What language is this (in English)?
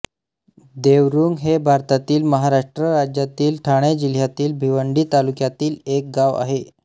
Marathi